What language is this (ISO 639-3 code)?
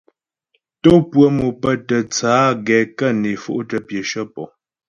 bbj